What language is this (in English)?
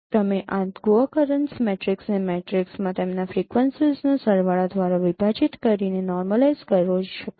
Gujarati